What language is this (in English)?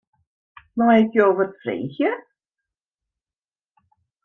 Western Frisian